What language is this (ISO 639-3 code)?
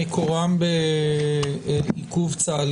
heb